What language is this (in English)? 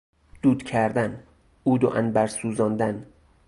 Persian